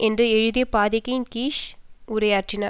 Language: Tamil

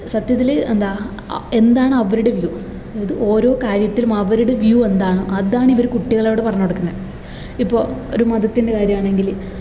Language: Malayalam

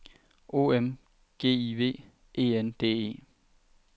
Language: Danish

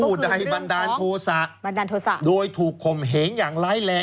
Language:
Thai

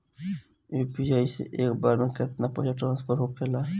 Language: Bhojpuri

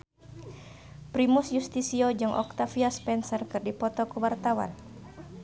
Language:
Sundanese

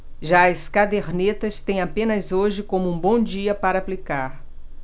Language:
Portuguese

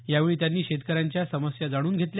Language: Marathi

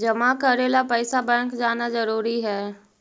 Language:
Magahi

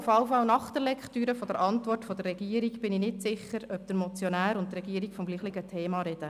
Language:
Swiss German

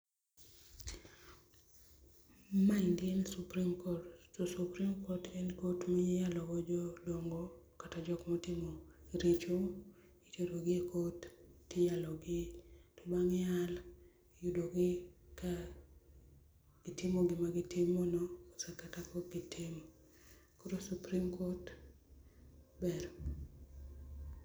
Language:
Luo (Kenya and Tanzania)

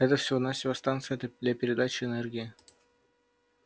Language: Russian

